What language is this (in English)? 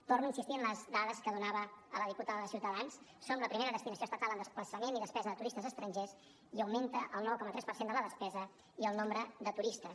Catalan